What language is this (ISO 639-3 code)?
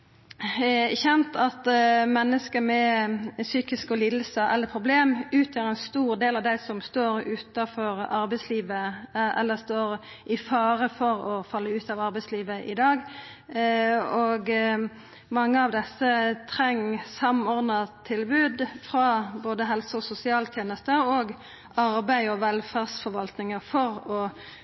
nno